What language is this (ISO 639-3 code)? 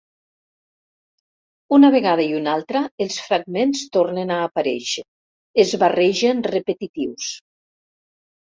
cat